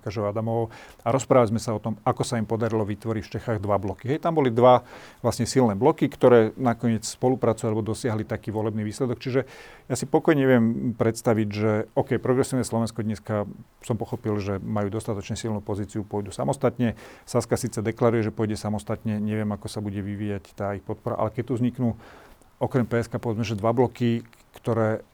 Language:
Slovak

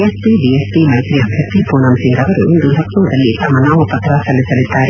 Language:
Kannada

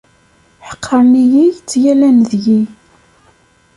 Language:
Kabyle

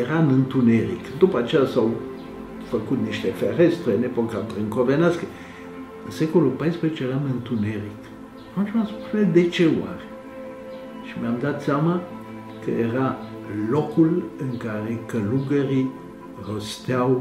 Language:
Romanian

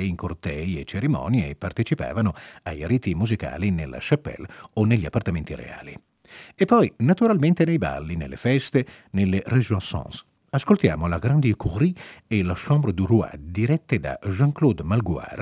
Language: Italian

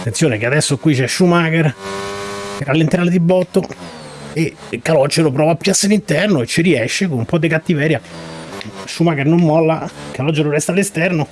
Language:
Italian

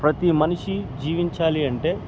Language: Telugu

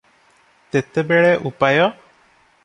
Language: Odia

